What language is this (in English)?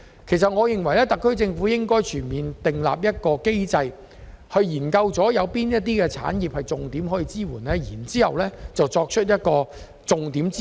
Cantonese